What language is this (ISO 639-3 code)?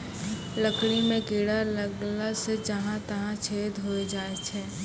mai